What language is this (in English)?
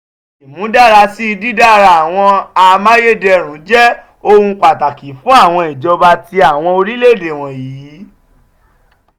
Yoruba